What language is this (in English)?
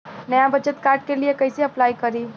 Bhojpuri